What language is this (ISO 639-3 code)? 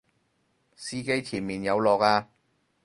yue